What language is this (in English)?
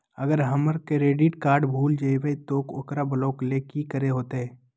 Magahi